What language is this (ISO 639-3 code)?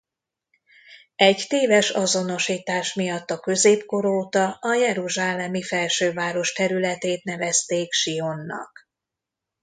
hun